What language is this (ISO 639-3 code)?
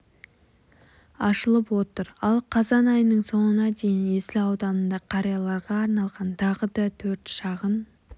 kaz